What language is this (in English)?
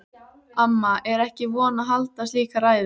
Icelandic